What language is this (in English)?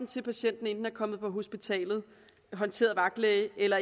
Danish